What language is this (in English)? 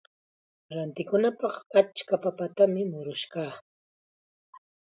Chiquián Ancash Quechua